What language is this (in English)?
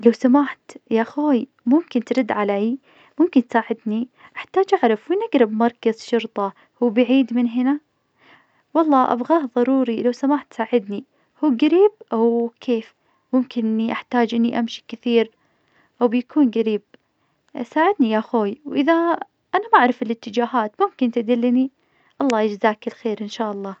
Najdi Arabic